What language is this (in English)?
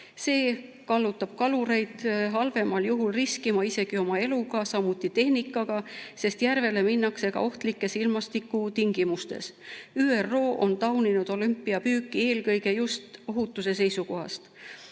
Estonian